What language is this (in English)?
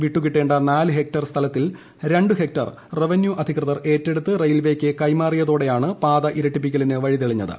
Malayalam